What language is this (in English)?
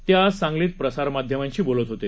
Marathi